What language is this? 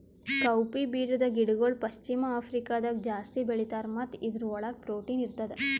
Kannada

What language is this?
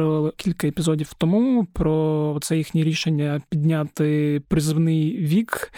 Ukrainian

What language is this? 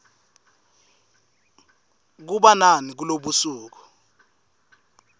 Swati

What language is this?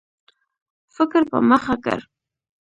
Pashto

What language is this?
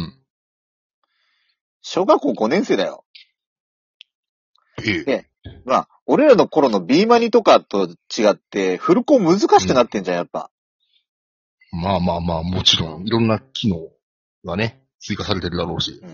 Japanese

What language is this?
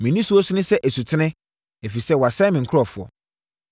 Akan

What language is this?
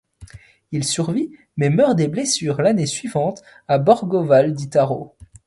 French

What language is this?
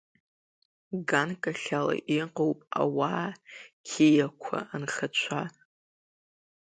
Abkhazian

